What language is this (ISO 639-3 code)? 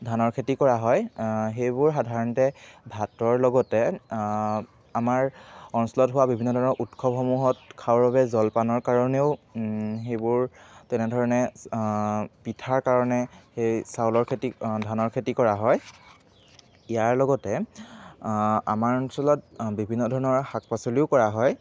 asm